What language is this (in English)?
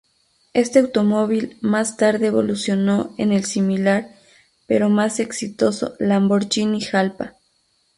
Spanish